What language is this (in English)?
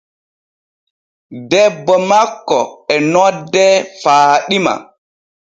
Borgu Fulfulde